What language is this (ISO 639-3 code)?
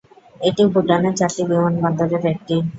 ben